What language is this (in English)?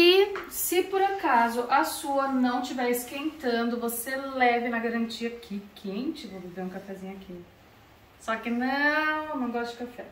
Portuguese